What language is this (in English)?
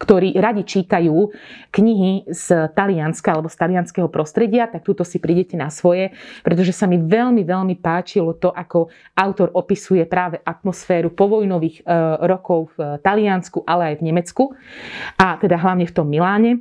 Slovak